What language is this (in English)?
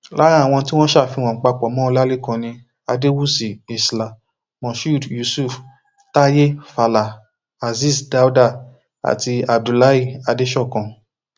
Yoruba